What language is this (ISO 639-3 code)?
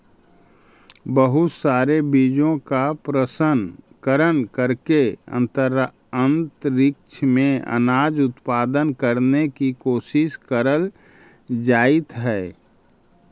mag